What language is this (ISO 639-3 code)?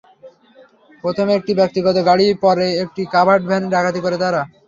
ben